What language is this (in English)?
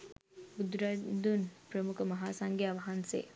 Sinhala